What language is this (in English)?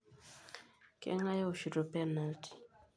Masai